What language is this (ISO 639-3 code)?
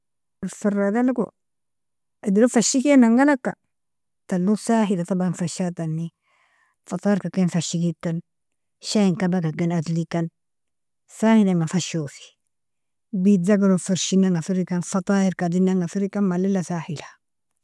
fia